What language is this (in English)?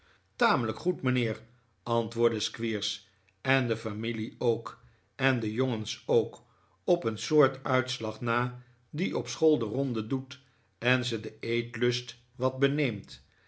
Dutch